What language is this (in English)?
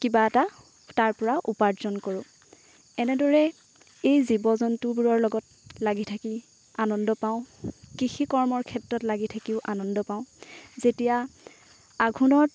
Assamese